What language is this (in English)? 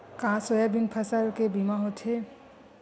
Chhattisgarhi